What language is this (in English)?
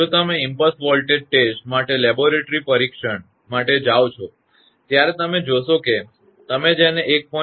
Gujarati